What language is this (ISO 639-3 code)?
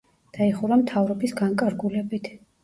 kat